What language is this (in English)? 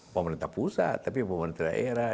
Indonesian